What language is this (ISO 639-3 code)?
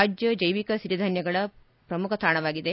kan